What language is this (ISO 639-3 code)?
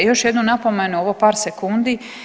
hrv